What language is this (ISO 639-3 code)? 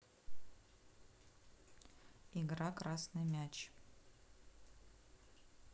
rus